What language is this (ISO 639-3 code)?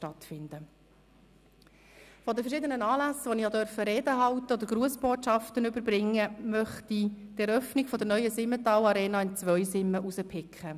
gsw